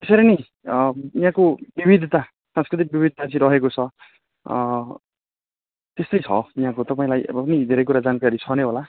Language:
Nepali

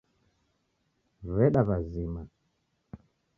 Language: Taita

